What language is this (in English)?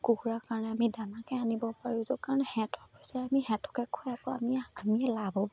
Assamese